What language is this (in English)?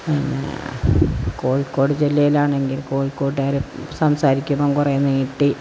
Malayalam